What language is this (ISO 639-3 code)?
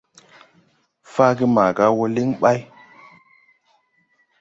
tui